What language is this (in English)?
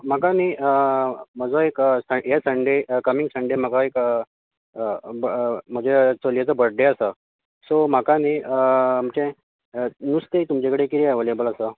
Konkani